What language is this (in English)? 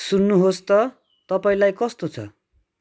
Nepali